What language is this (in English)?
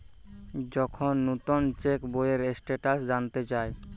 Bangla